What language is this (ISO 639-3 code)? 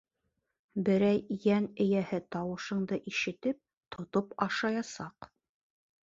bak